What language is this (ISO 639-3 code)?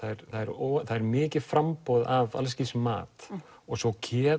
isl